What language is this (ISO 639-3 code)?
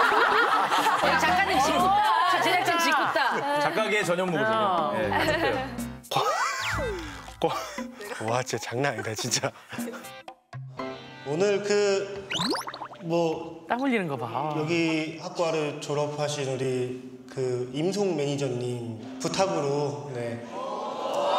kor